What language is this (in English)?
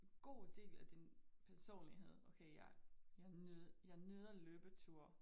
Danish